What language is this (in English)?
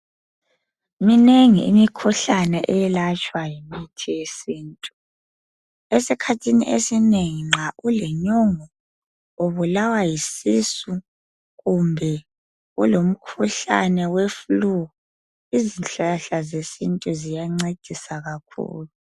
North Ndebele